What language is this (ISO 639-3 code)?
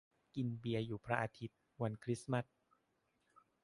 tha